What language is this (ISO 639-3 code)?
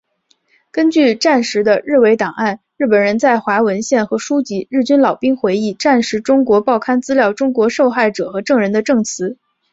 zho